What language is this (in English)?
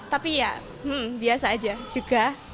Indonesian